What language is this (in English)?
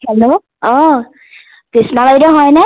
Assamese